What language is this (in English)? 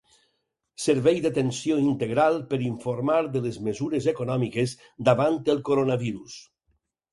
Catalan